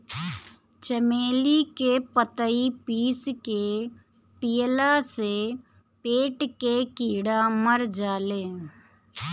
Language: Bhojpuri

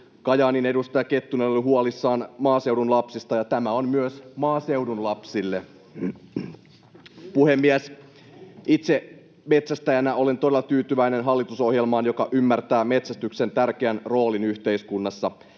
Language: Finnish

